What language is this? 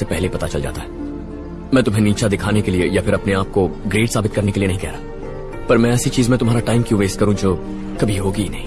Hindi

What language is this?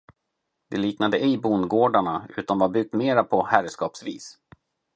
Swedish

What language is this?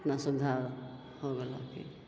Maithili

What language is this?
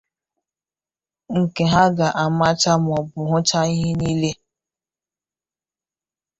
Igbo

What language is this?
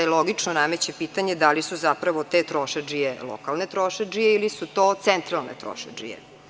Serbian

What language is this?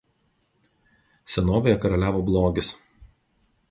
Lithuanian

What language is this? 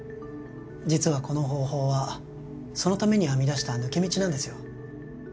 Japanese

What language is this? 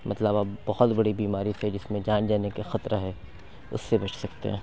Urdu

